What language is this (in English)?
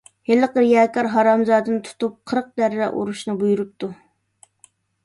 Uyghur